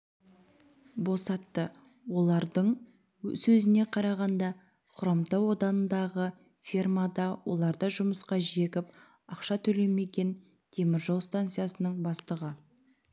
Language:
Kazakh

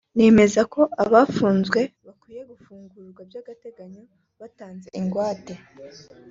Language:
Kinyarwanda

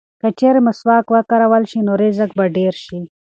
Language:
Pashto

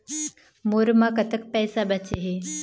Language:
Chhattisgarhi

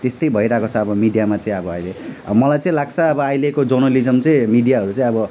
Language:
Nepali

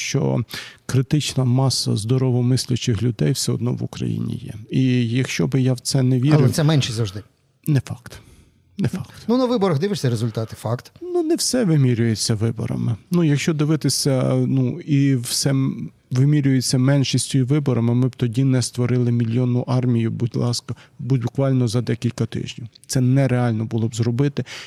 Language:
Ukrainian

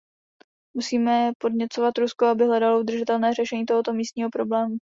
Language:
Czech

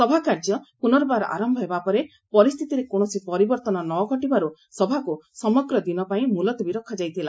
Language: Odia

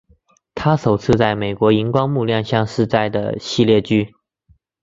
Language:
Chinese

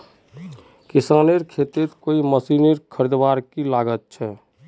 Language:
Magahi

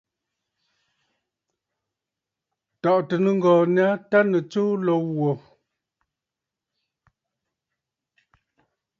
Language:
Bafut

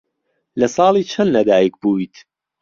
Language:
Central Kurdish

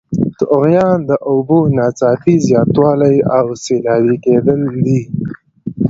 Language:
Pashto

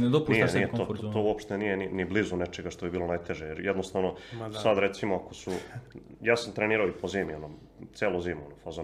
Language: Croatian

